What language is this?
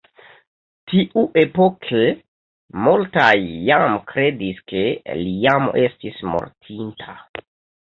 Esperanto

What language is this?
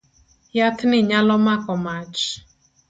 Luo (Kenya and Tanzania)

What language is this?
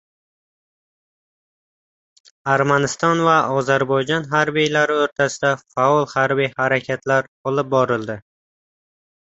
Uzbek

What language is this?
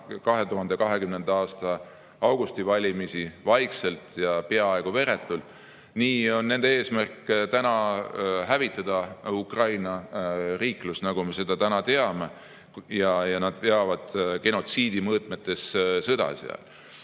Estonian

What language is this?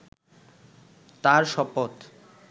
Bangla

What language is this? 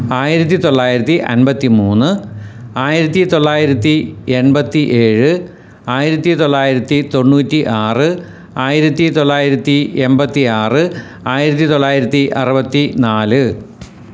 Malayalam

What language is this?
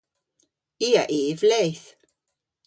Cornish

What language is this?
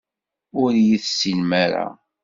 Kabyle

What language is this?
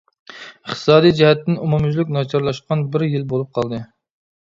Uyghur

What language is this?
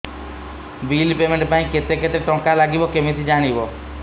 Odia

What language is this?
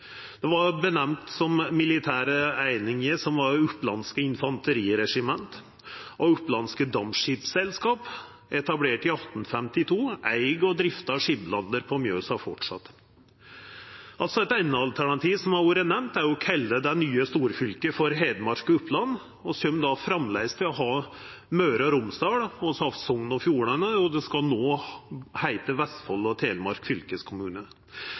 Norwegian Nynorsk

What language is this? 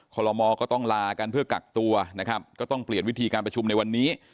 Thai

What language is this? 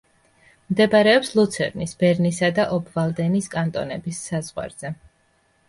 Georgian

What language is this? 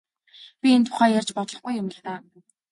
Mongolian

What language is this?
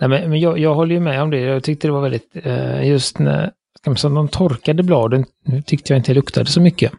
Swedish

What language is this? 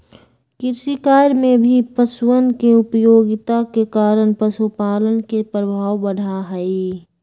Magahi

